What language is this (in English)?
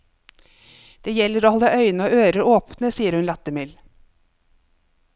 Norwegian